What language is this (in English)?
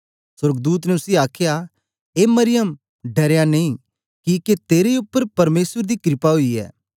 Dogri